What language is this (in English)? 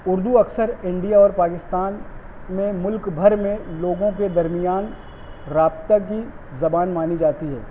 Urdu